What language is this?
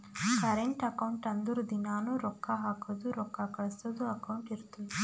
Kannada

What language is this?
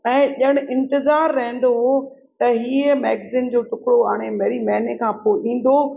Sindhi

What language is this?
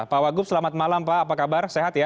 Indonesian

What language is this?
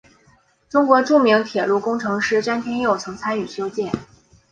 Chinese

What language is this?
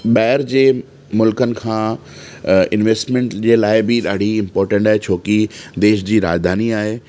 Sindhi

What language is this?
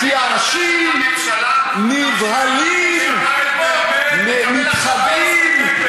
Hebrew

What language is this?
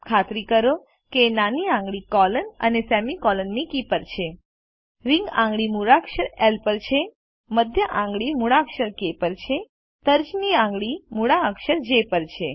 Gujarati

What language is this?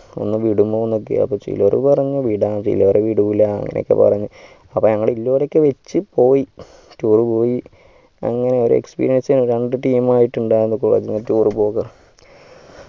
Malayalam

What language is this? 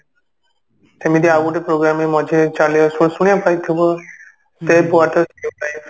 Odia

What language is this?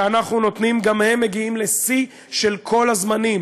Hebrew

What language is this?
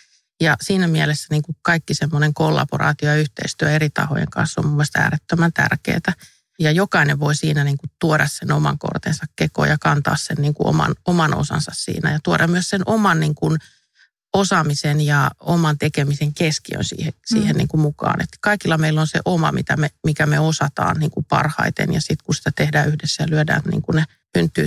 Finnish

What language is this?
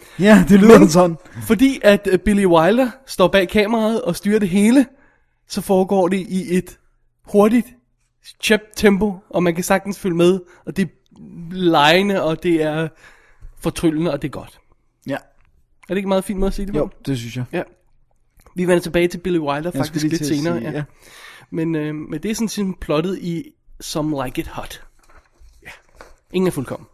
Danish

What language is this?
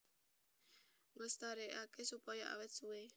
Javanese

